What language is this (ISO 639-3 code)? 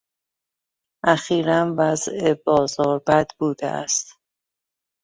fas